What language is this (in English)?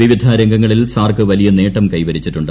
Malayalam